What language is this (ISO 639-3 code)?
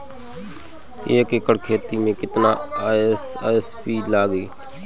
bho